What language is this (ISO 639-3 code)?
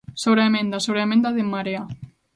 glg